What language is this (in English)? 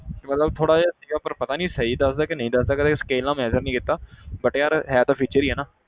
Punjabi